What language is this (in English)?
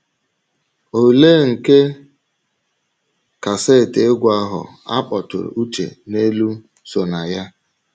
Igbo